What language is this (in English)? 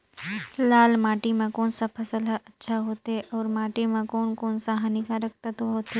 Chhattisgarhi